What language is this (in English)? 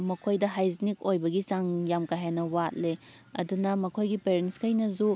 Manipuri